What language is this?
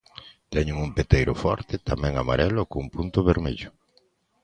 Galician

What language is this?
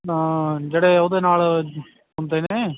Punjabi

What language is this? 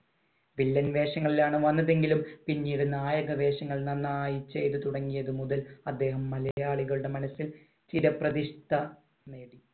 Malayalam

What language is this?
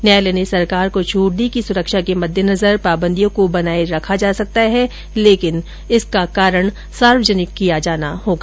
Hindi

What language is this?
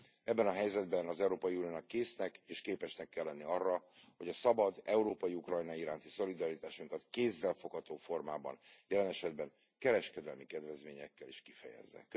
Hungarian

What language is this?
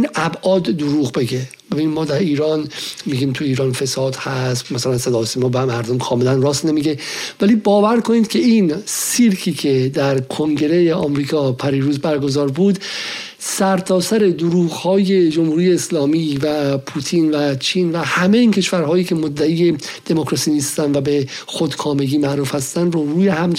Persian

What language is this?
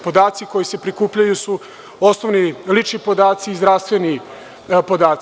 Serbian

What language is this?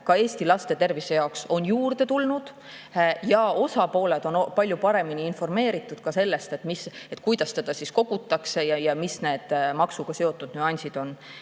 Estonian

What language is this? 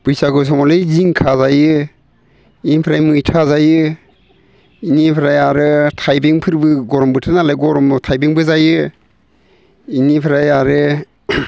Bodo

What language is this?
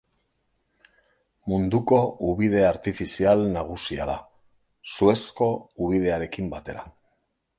Basque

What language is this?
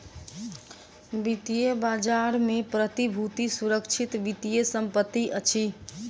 Maithili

